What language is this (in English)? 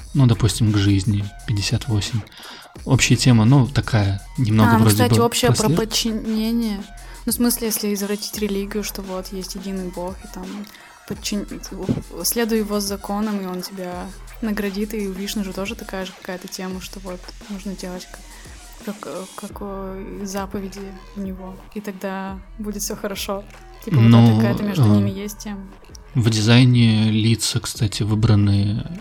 Russian